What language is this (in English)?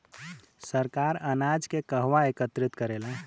Bhojpuri